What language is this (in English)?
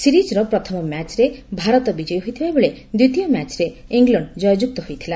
Odia